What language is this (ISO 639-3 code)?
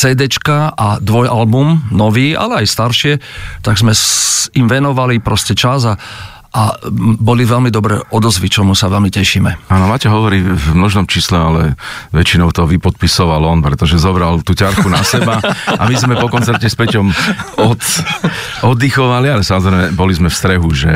ces